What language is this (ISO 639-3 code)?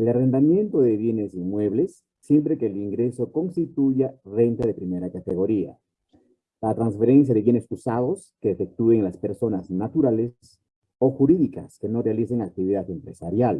spa